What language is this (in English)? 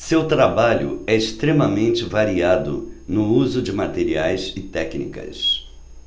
Portuguese